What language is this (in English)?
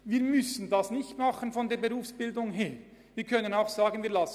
Swiss German